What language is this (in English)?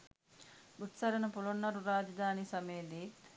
Sinhala